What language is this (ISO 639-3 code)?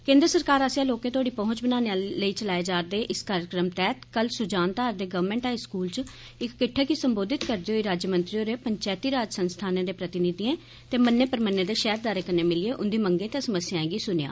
doi